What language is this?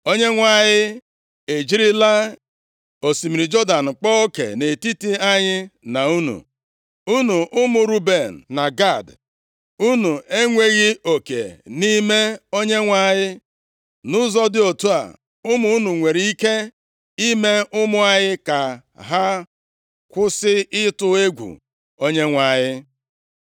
Igbo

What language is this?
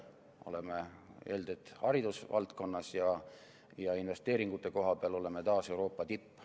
Estonian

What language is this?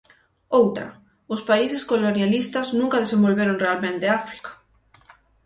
Galician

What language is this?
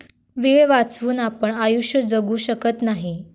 Marathi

